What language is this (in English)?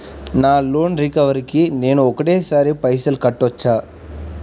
Telugu